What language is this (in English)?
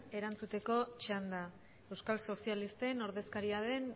Basque